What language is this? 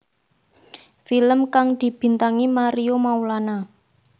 Javanese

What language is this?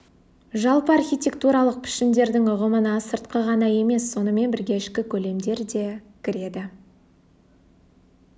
Kazakh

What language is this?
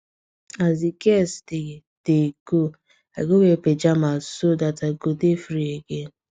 Nigerian Pidgin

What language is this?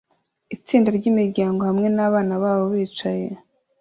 Kinyarwanda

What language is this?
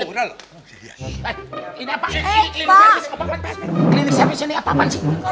Indonesian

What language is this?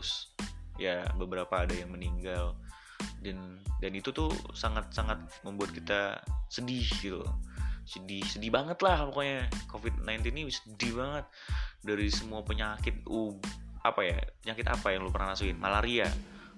Indonesian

